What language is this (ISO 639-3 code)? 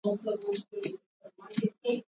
swa